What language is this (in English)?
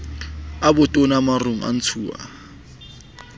Southern Sotho